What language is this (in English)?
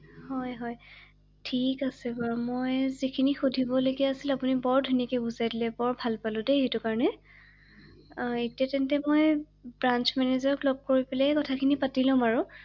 Assamese